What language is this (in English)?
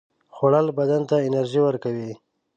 Pashto